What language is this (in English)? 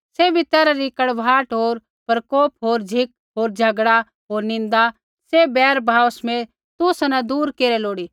Kullu Pahari